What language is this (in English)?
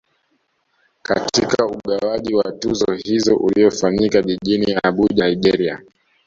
Swahili